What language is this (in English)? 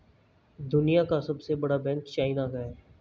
Hindi